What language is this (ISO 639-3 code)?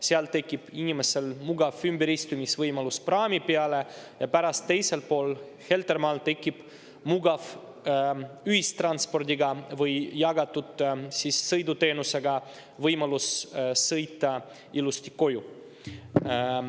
est